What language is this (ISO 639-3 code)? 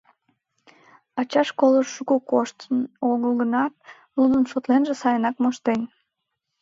chm